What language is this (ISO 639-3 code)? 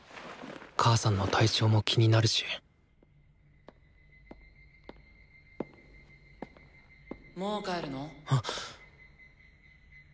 jpn